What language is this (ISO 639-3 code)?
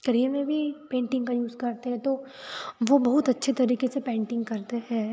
hin